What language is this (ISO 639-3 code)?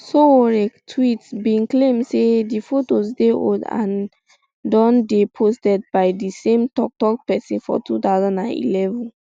pcm